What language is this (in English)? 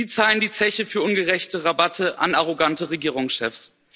German